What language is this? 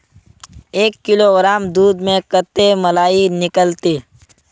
Magahi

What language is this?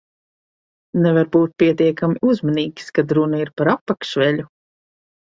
Latvian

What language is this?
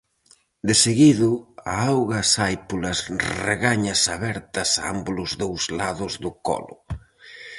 Galician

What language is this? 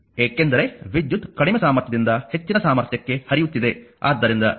Kannada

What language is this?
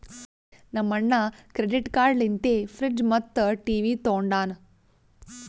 Kannada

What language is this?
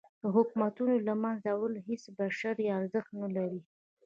Pashto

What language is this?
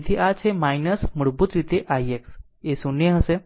Gujarati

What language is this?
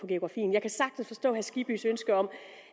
Danish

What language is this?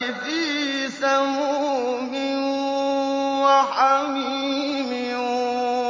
Arabic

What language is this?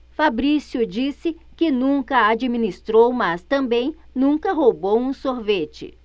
Portuguese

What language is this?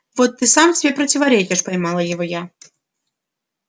Russian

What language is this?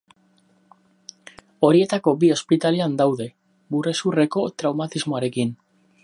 Basque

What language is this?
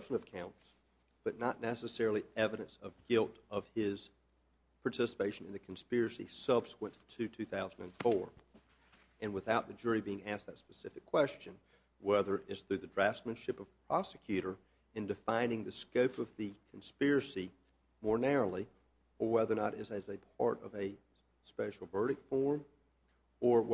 English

